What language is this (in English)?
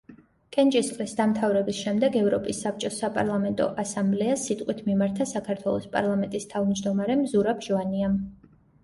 Georgian